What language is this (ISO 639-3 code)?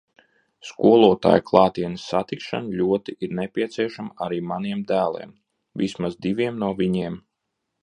lav